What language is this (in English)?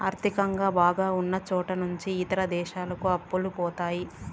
Telugu